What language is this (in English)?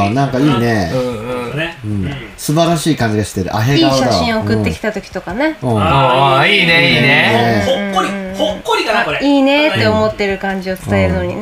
Japanese